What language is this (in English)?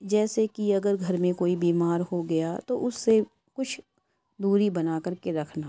Urdu